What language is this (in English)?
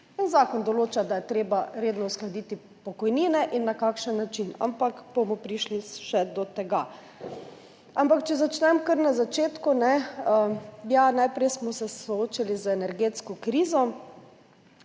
Slovenian